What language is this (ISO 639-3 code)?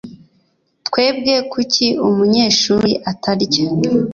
kin